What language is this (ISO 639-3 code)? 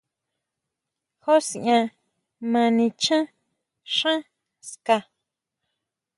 mau